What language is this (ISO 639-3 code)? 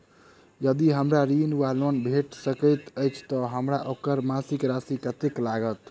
mai